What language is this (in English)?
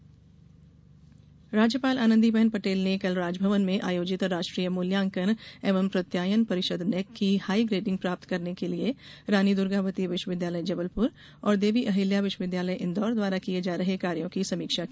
Hindi